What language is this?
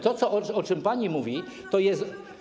Polish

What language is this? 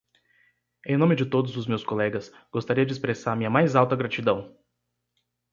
Portuguese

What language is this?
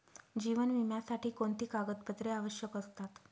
Marathi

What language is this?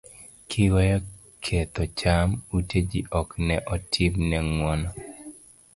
Luo (Kenya and Tanzania)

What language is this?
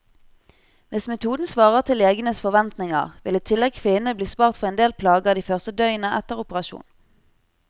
Norwegian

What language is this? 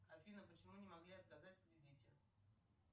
Russian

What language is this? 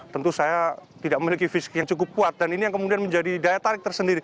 Indonesian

